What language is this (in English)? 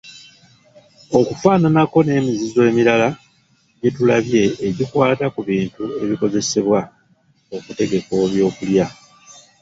Ganda